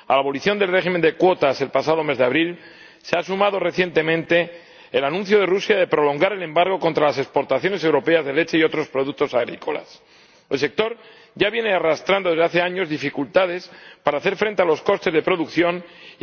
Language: Spanish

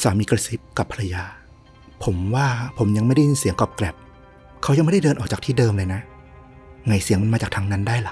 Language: Thai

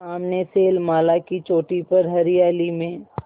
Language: Hindi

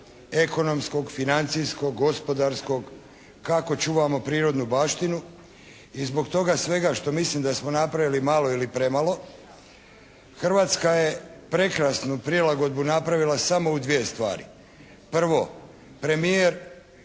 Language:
Croatian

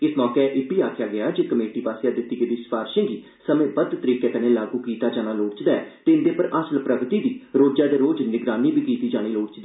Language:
Dogri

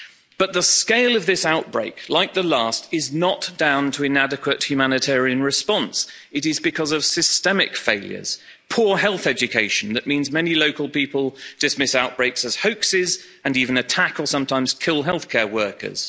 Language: English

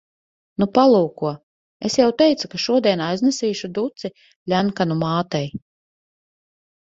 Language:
Latvian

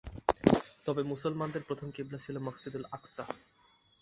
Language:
Bangla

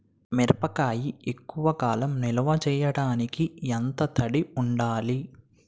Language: Telugu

